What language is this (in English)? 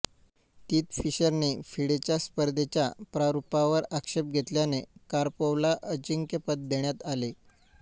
Marathi